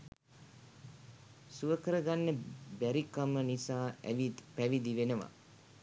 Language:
Sinhala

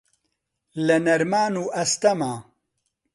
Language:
Central Kurdish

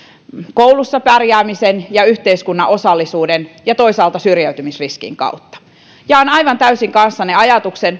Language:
Finnish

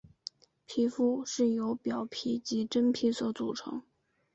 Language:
Chinese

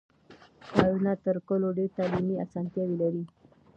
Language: Pashto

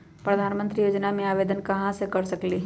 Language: Magahi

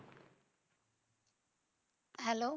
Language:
Punjabi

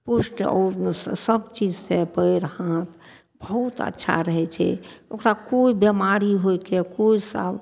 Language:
Maithili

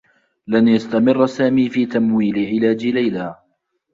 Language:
Arabic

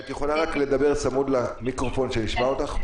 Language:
Hebrew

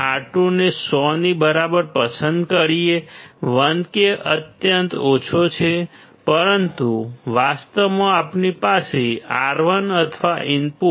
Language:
Gujarati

